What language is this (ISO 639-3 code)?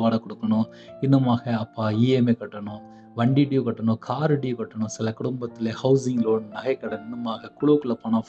tam